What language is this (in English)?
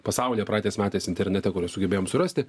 Lithuanian